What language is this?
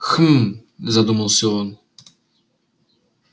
Russian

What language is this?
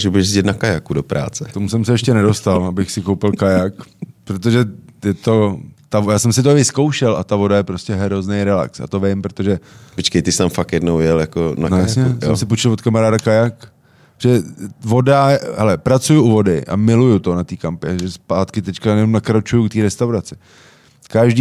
Czech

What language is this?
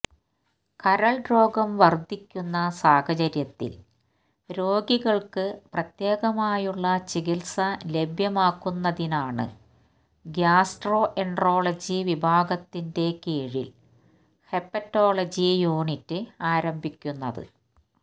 Malayalam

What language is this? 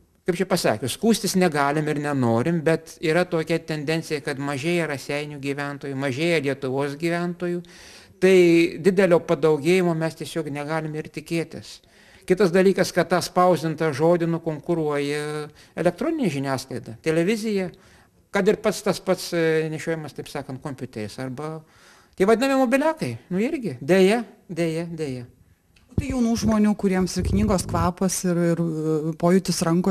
Lithuanian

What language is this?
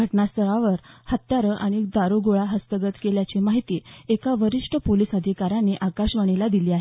Marathi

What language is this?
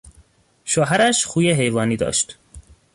Persian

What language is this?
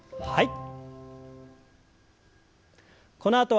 Japanese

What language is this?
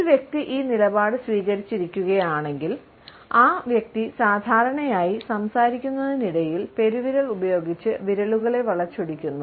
Malayalam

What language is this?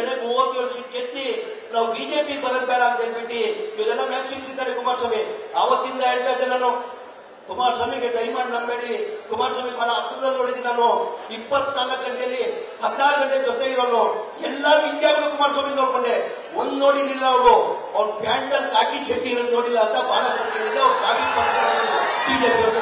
Kannada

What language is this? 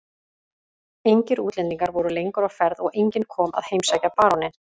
Icelandic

